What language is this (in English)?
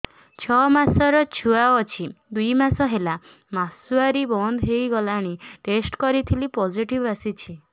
Odia